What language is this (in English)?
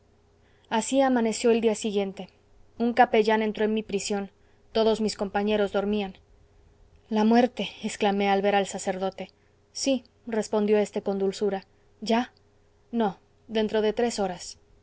Spanish